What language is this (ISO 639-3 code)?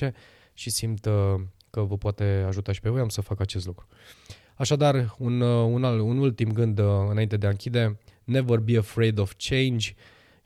ron